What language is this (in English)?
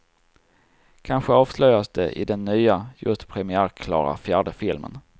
Swedish